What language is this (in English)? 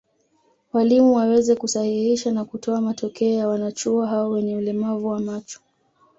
Swahili